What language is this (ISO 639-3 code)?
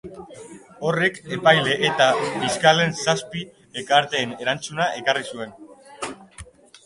eus